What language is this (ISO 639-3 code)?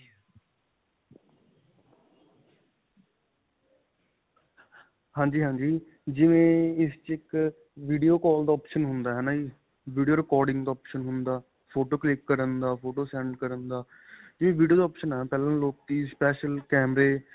pan